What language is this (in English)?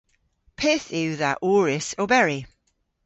Cornish